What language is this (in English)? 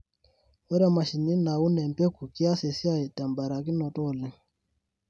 Masai